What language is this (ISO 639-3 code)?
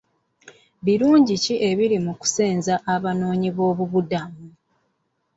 lug